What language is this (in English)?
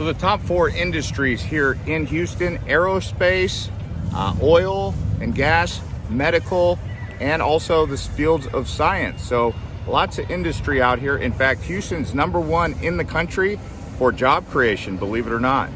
English